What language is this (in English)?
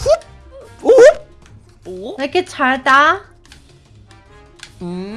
Korean